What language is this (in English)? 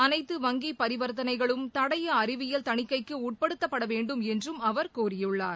Tamil